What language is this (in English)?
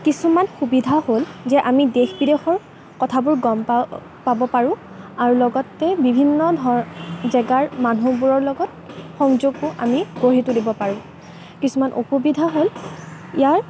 Assamese